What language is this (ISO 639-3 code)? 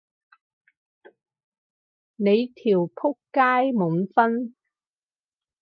yue